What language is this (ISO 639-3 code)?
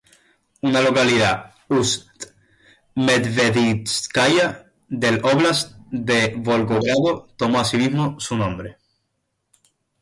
spa